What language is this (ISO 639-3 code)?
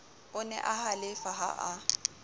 sot